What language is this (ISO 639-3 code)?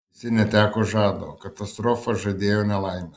lit